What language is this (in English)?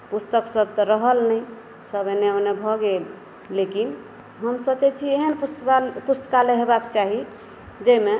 Maithili